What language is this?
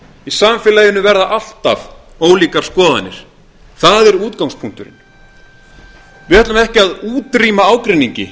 Icelandic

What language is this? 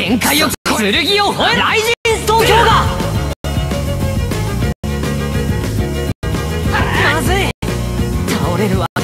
Japanese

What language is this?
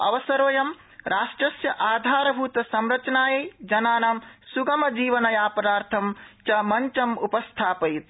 Sanskrit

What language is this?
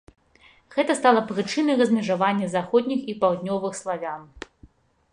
Belarusian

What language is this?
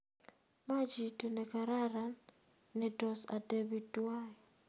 Kalenjin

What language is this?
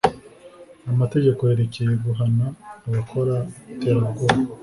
Kinyarwanda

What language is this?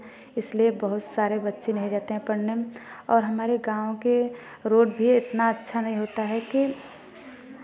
Hindi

